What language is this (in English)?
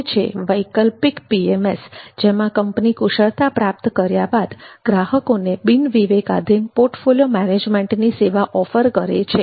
Gujarati